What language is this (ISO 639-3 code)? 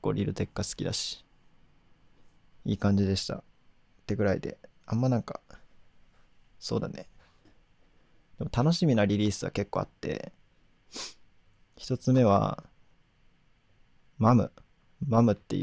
jpn